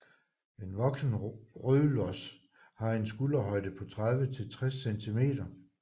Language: Danish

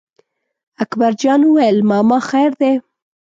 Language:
Pashto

